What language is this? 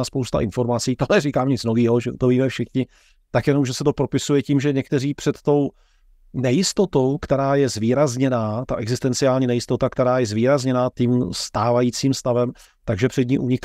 Czech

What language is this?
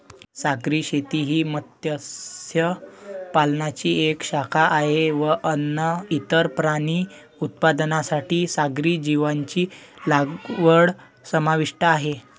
Marathi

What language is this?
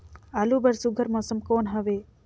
Chhattisgarhi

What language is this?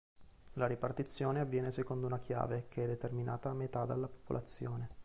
Italian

